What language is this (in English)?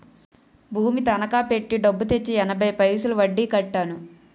Telugu